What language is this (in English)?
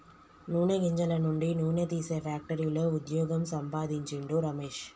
Telugu